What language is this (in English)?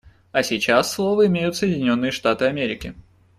Russian